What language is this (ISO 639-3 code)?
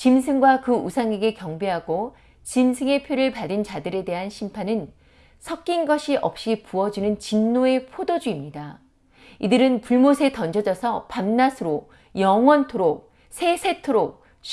kor